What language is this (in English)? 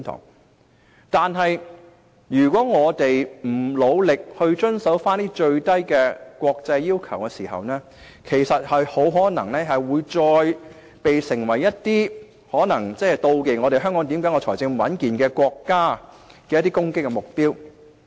Cantonese